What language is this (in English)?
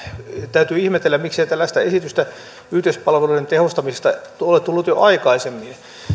Finnish